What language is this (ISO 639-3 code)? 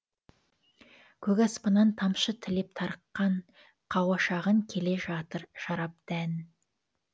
kaz